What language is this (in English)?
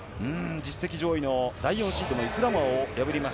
Japanese